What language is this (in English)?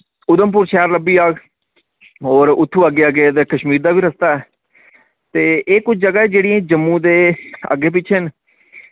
Dogri